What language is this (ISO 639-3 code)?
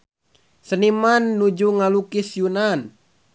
sun